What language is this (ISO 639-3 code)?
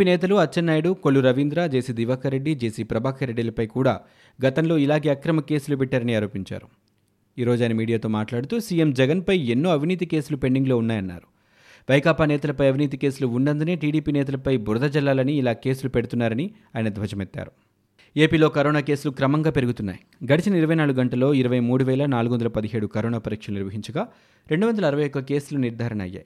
tel